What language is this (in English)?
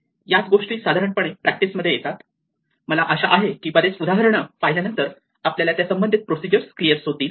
Marathi